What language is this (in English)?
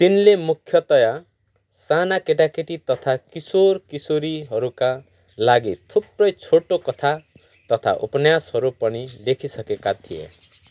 Nepali